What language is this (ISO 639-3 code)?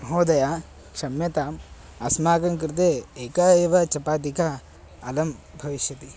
san